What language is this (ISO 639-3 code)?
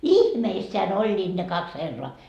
fin